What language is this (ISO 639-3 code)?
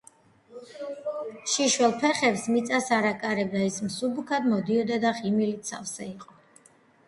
kat